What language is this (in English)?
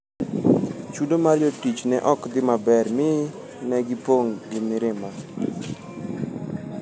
Luo (Kenya and Tanzania)